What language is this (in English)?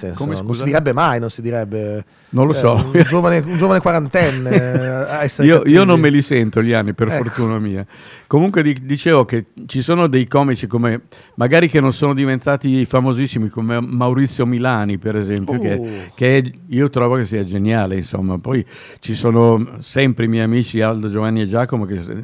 Italian